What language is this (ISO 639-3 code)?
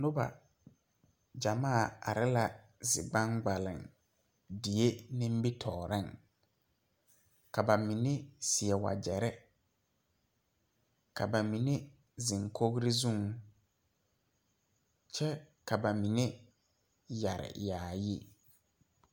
dga